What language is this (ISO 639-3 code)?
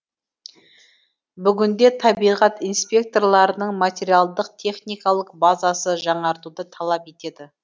kaz